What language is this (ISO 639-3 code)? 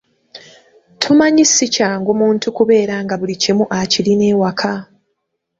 lug